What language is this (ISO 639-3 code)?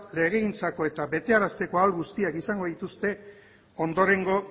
eus